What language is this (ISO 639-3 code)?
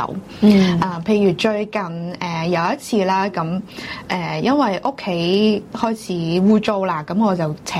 zho